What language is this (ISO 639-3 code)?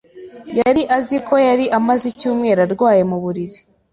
kin